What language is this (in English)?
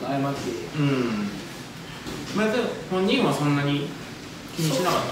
Japanese